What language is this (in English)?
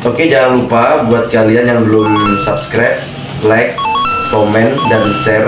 Indonesian